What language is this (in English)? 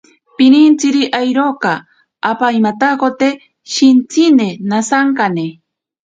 Ashéninka Perené